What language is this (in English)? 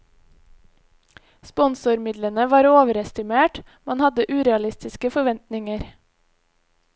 Norwegian